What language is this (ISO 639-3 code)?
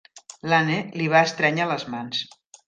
cat